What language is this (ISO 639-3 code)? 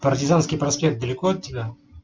rus